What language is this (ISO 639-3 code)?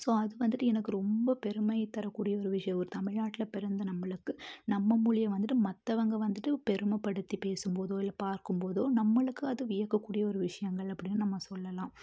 tam